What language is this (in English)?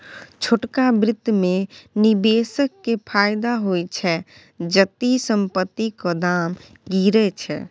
Maithili